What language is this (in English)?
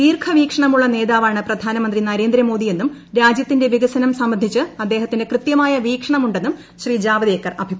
Malayalam